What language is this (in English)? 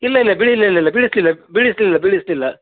Kannada